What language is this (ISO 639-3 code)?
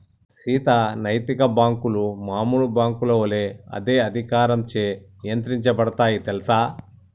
tel